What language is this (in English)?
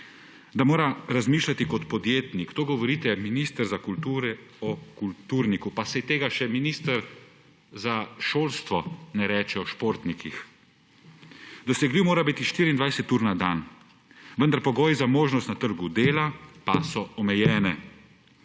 Slovenian